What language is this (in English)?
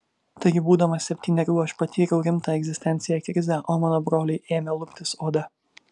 Lithuanian